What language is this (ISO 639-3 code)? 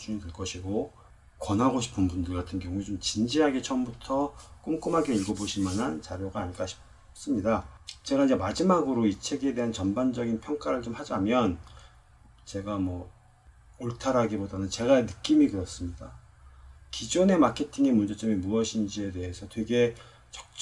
kor